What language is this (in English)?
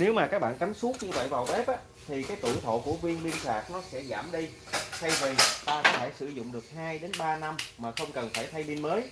Vietnamese